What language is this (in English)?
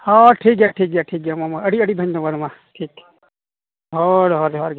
Santali